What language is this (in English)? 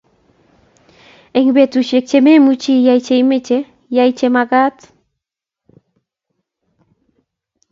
Kalenjin